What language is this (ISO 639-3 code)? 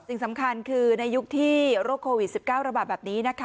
tha